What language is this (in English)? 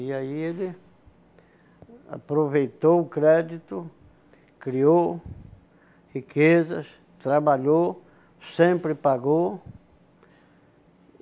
Portuguese